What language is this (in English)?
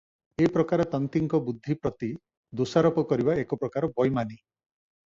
Odia